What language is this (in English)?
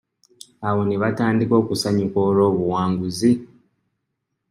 Ganda